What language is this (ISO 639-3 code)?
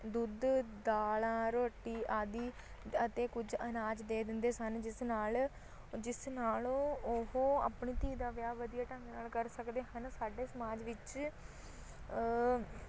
pan